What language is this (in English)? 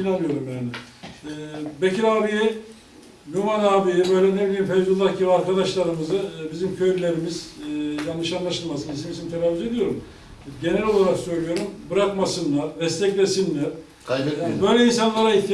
Turkish